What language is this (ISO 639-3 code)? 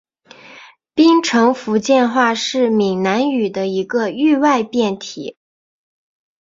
zho